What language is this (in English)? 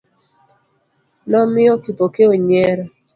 Luo (Kenya and Tanzania)